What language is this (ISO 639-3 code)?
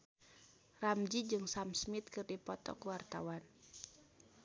sun